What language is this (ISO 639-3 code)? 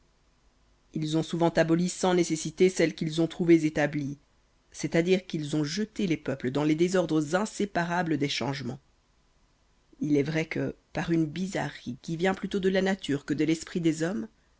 fra